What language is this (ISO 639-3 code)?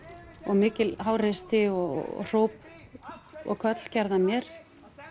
isl